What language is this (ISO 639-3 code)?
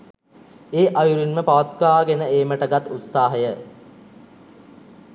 sin